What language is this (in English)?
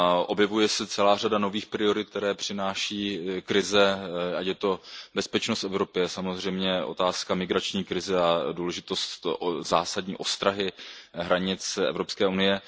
Czech